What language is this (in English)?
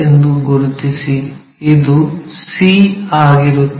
Kannada